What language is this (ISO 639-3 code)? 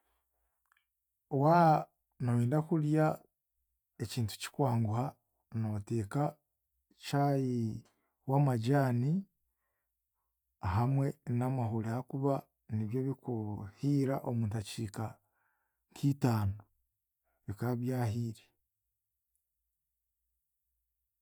cgg